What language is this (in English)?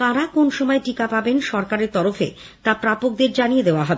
Bangla